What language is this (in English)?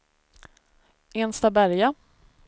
Swedish